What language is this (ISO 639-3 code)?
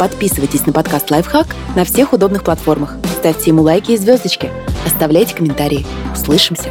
rus